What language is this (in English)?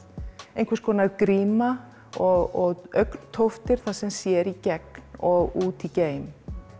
Icelandic